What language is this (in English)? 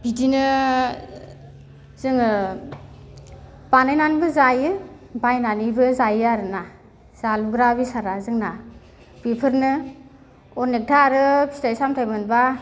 Bodo